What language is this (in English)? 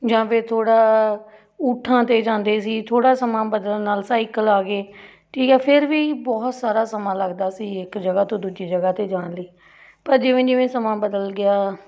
Punjabi